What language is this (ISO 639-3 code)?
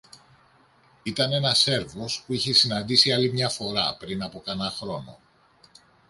ell